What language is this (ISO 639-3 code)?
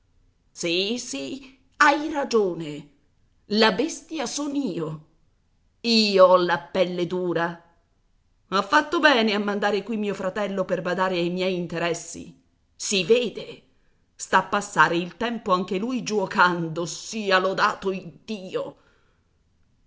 ita